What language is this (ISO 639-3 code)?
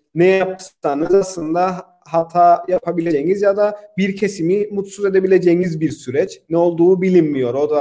tur